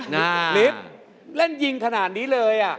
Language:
Thai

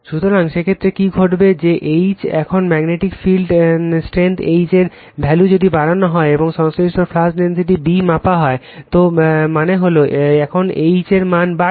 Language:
Bangla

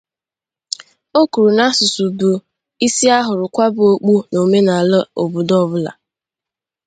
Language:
Igbo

